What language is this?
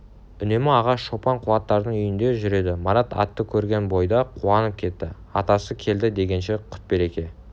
Kazakh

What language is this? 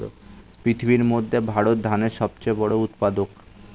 Bangla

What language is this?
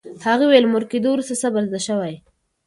Pashto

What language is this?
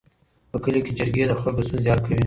Pashto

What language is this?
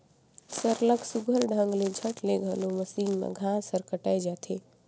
Chhattisgarhi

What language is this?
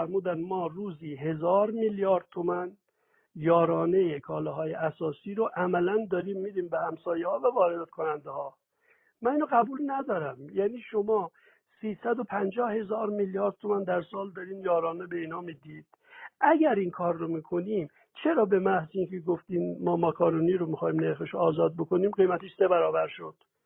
Persian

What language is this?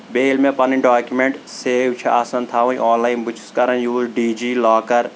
Kashmiri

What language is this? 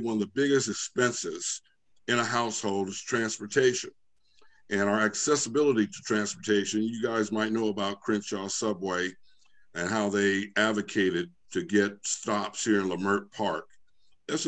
English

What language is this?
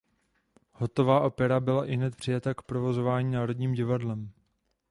Czech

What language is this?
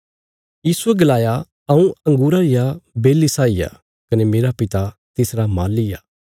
Bilaspuri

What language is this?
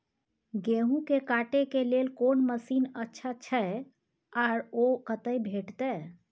Maithili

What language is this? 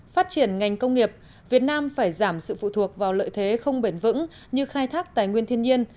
Vietnamese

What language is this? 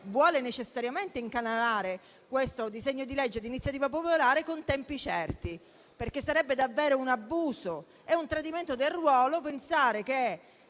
Italian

